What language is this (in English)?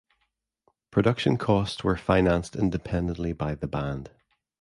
English